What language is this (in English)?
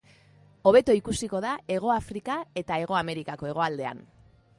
Basque